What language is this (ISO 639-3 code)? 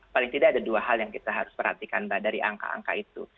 ind